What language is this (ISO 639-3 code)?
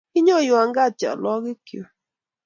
kln